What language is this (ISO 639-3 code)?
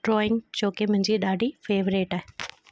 snd